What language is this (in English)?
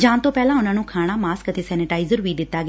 Punjabi